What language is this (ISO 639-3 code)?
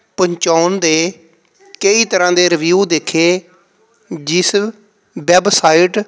pan